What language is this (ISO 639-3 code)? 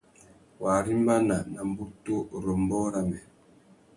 bag